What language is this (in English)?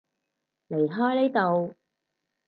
Cantonese